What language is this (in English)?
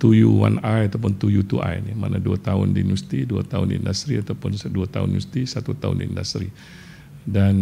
Malay